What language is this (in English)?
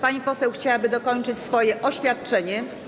Polish